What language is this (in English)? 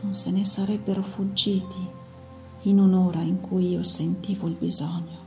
Italian